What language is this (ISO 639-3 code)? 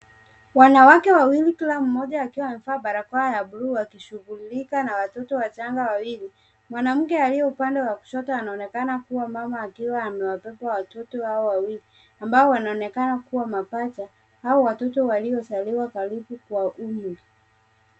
swa